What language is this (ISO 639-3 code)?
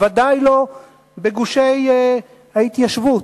heb